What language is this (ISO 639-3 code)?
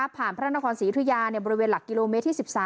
tha